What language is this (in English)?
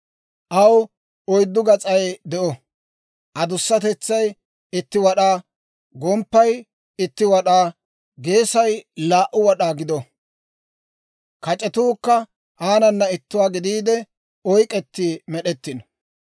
Dawro